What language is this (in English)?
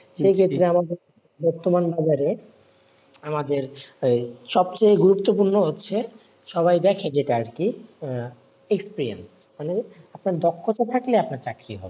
Bangla